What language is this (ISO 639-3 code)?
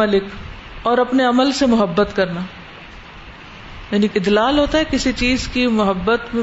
urd